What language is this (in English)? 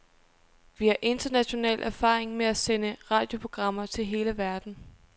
Danish